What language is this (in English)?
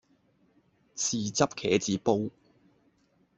Cantonese